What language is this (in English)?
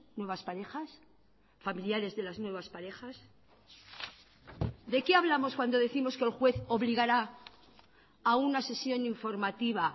Spanish